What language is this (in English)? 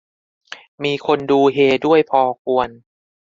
Thai